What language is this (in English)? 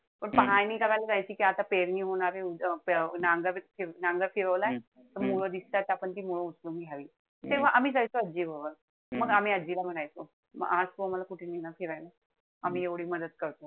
Marathi